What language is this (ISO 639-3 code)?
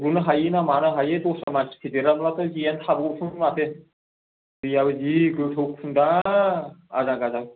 brx